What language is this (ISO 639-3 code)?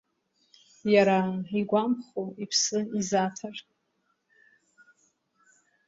abk